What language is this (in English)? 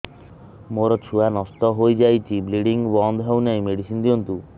Odia